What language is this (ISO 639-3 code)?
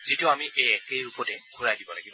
asm